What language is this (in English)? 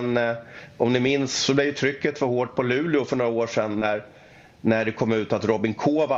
Swedish